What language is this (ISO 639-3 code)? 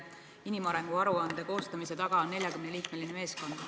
est